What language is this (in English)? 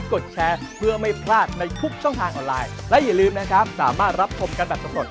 Thai